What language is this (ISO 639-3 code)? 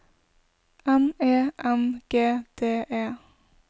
nor